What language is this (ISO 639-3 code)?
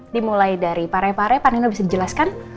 ind